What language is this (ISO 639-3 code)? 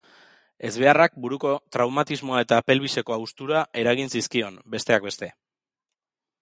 eus